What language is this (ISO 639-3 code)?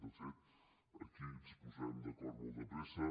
cat